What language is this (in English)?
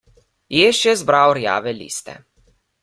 Slovenian